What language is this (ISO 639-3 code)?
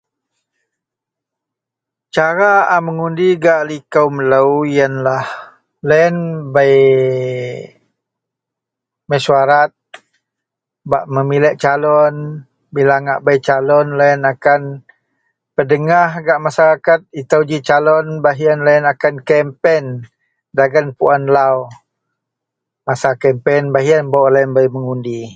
mel